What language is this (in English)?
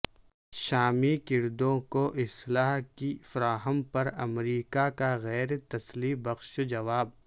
Urdu